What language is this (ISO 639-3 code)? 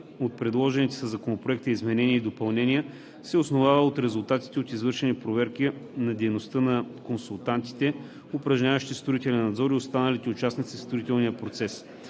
bul